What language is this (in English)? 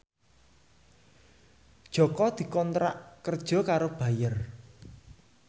Javanese